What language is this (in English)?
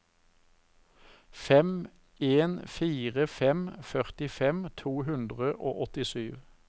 Norwegian